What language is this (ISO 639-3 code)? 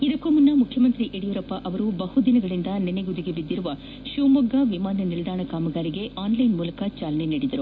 kan